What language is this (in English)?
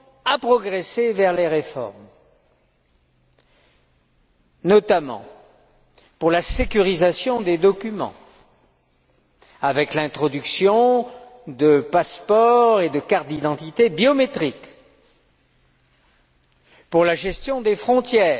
French